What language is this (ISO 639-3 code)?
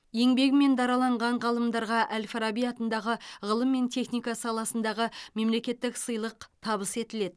kaz